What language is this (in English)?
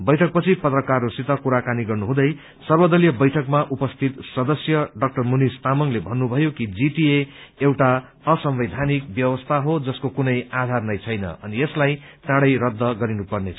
Nepali